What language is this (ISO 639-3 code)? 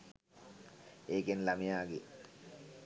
sin